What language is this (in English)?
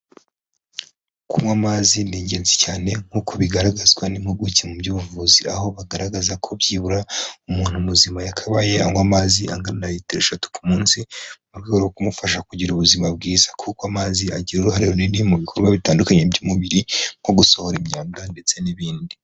Kinyarwanda